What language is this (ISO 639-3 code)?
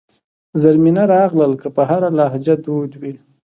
pus